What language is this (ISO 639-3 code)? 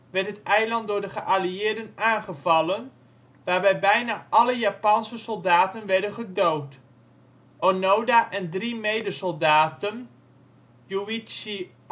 nld